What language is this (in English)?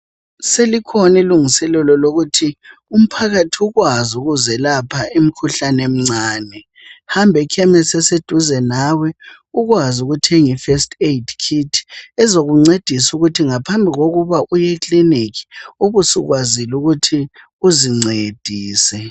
North Ndebele